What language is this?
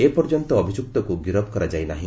Odia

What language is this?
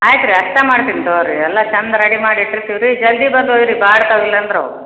Kannada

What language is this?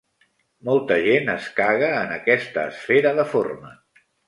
Catalan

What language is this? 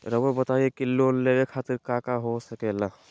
Magahi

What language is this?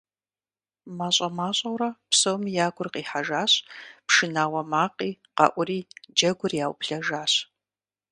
Kabardian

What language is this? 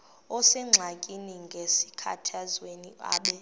Xhosa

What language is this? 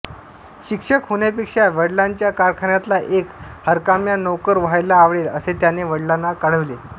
Marathi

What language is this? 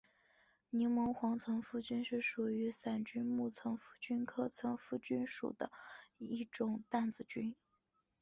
Chinese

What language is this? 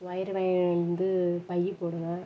Tamil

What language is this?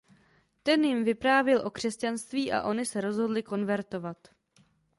Czech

